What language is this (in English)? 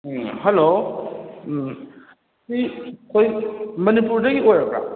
Manipuri